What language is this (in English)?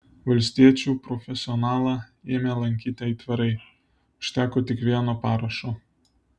Lithuanian